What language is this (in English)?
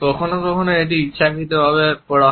Bangla